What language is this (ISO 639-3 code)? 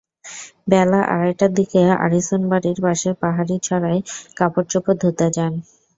ben